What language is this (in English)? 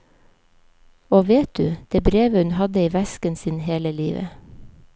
Norwegian